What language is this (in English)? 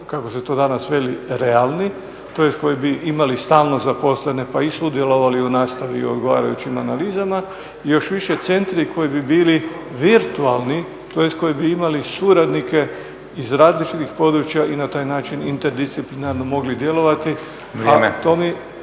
Croatian